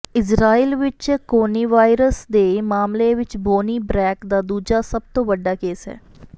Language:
Punjabi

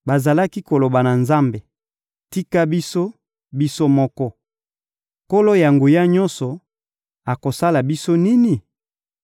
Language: Lingala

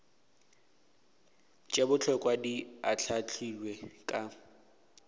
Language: Northern Sotho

